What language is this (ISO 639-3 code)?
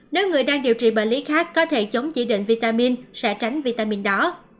vie